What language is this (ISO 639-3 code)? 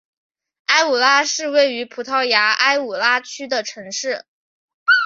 zho